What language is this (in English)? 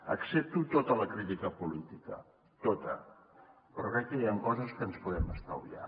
Catalan